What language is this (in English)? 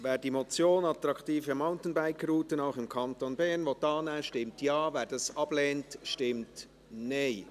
Swiss German